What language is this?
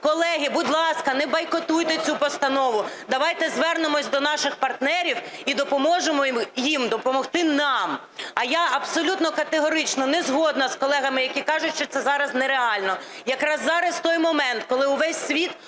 Ukrainian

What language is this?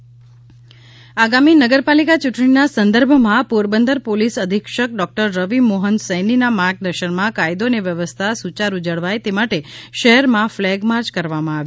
Gujarati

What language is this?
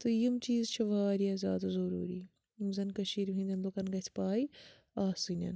Kashmiri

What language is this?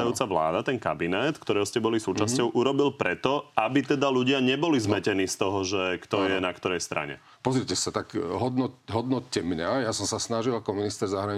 Slovak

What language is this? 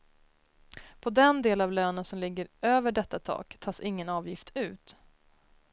Swedish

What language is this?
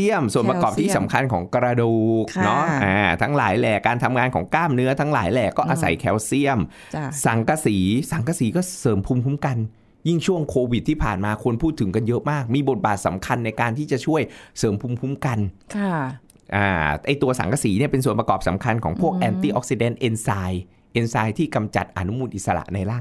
Thai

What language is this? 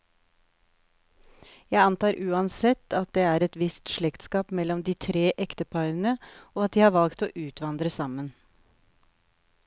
Norwegian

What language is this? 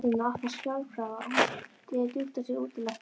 Icelandic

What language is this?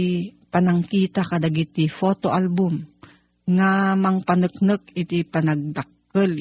Filipino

